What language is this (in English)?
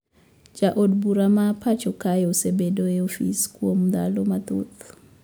Luo (Kenya and Tanzania)